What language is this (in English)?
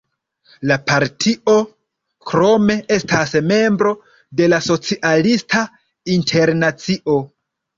Esperanto